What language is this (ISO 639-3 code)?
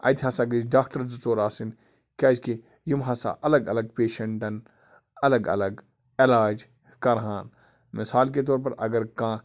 kas